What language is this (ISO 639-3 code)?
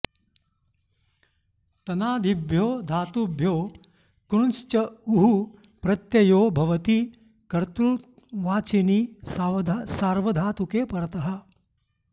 san